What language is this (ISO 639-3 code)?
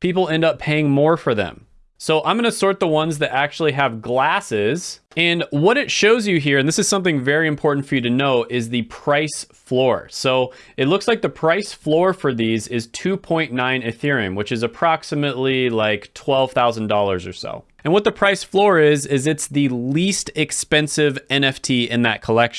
eng